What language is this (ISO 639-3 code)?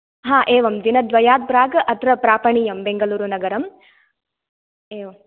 san